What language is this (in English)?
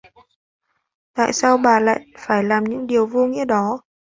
Vietnamese